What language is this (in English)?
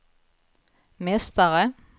Swedish